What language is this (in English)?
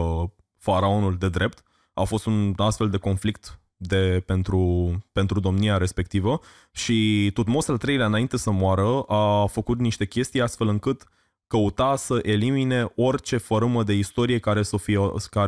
Romanian